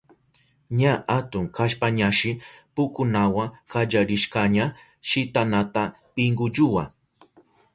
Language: Southern Pastaza Quechua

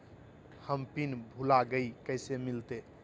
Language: Magahi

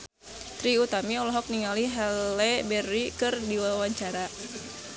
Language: Sundanese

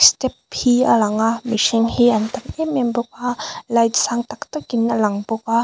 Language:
Mizo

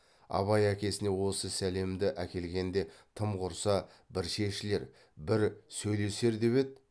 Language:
Kazakh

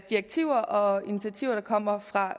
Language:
Danish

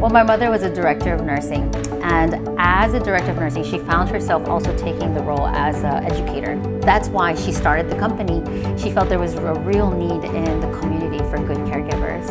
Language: English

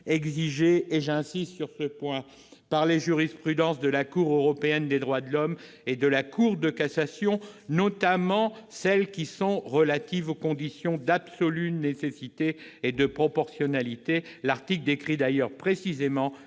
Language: French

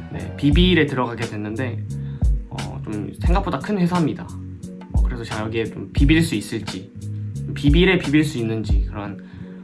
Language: Korean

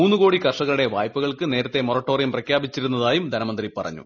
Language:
Malayalam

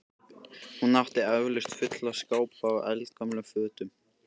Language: Icelandic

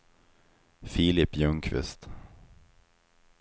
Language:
Swedish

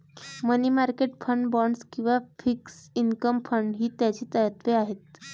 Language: Marathi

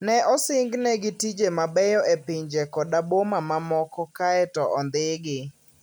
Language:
Luo (Kenya and Tanzania)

